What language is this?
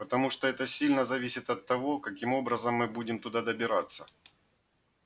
Russian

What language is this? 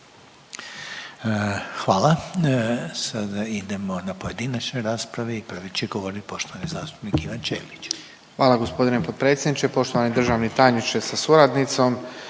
Croatian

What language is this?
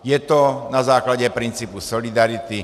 Czech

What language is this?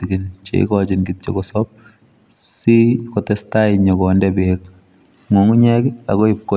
Kalenjin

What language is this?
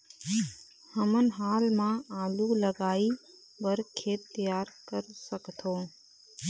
Chhattisgarhi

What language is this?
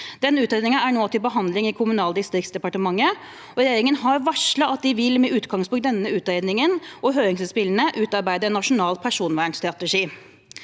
Norwegian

